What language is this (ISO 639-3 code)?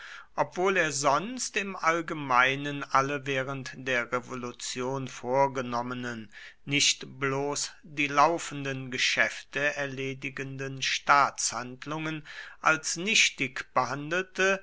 deu